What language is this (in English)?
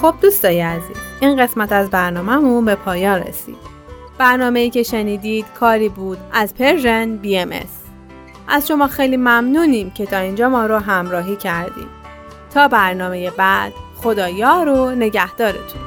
Persian